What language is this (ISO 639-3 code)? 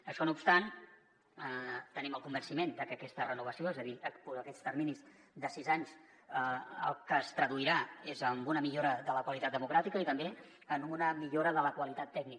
cat